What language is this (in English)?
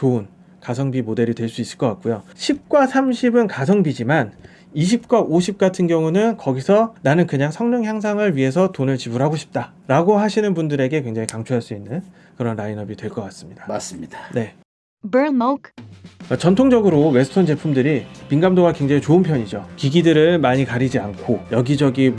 Korean